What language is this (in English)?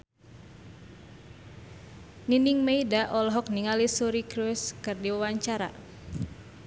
Sundanese